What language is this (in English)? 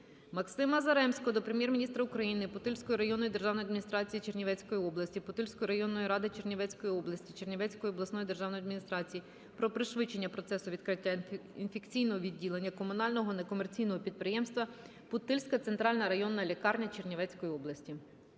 Ukrainian